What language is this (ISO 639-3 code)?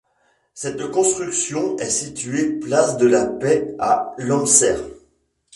fra